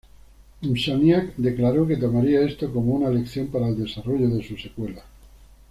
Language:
Spanish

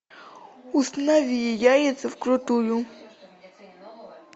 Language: Russian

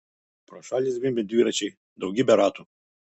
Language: Lithuanian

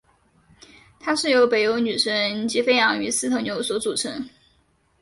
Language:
Chinese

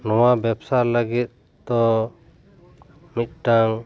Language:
Santali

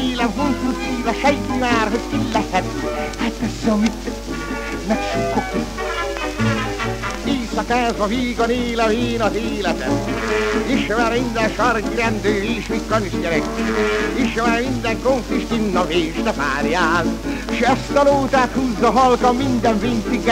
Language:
Hungarian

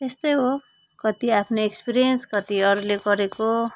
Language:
Nepali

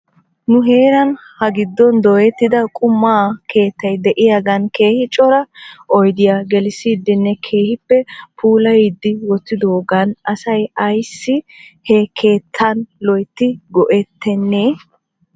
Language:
Wolaytta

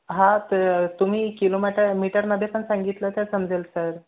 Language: Marathi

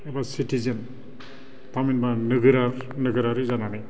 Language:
Bodo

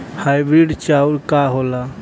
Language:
Bhojpuri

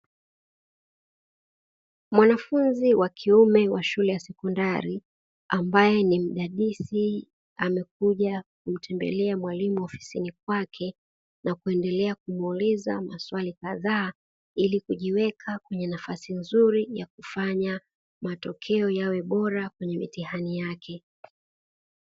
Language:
Swahili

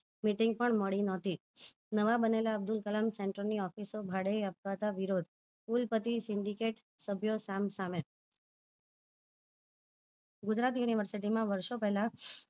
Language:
Gujarati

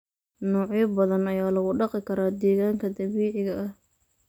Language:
Somali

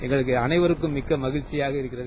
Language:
Tamil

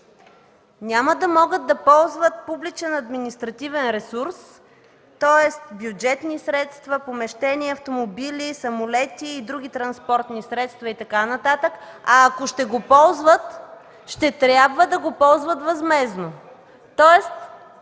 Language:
Bulgarian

